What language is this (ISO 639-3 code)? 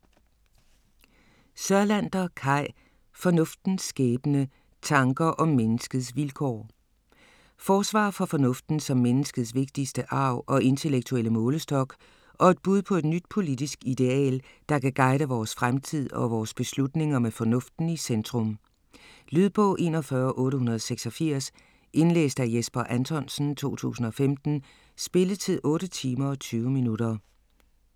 dan